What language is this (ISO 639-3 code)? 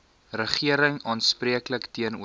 afr